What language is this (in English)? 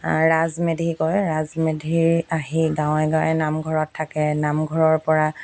Assamese